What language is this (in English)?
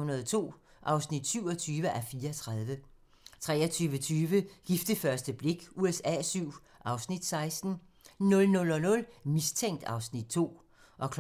Danish